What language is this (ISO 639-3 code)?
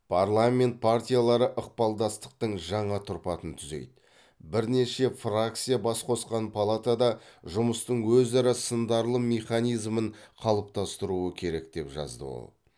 kaz